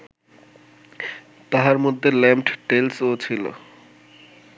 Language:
Bangla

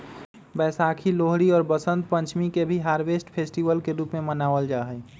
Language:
Magahi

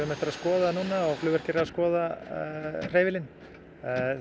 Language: Icelandic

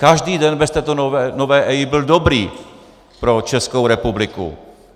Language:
Czech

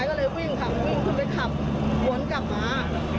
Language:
Thai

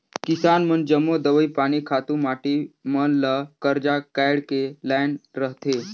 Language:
Chhattisgarhi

